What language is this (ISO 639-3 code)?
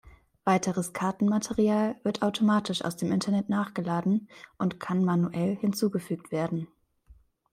deu